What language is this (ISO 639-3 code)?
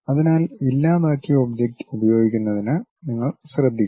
mal